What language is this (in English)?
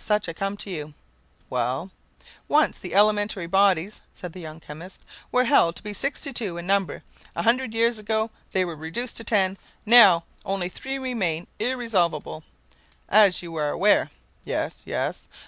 English